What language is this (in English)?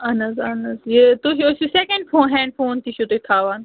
Kashmiri